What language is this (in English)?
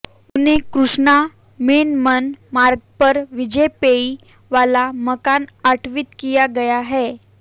Hindi